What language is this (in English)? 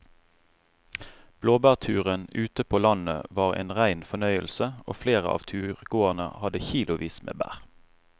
Norwegian